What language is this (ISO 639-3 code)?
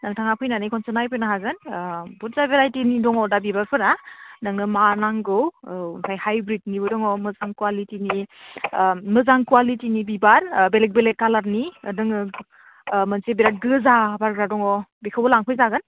brx